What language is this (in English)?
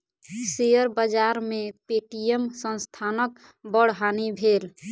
Maithili